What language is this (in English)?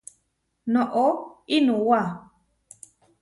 Huarijio